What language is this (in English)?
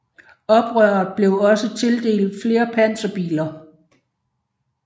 Danish